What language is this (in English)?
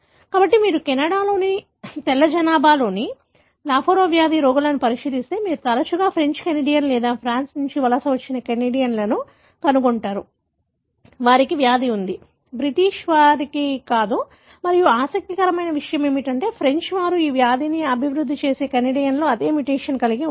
Telugu